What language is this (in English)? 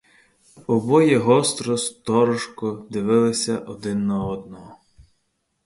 Ukrainian